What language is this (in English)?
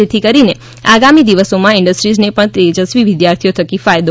Gujarati